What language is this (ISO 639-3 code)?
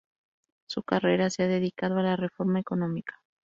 spa